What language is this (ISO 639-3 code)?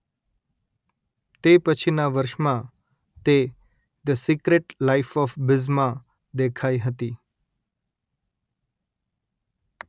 guj